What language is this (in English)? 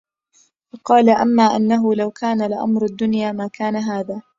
Arabic